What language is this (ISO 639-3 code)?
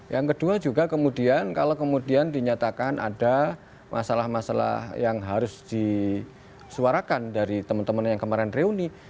ind